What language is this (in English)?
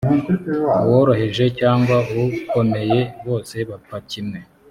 Kinyarwanda